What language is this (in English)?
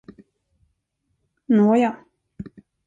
Swedish